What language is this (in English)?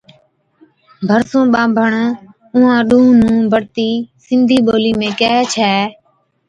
Od